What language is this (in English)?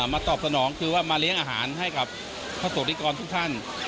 Thai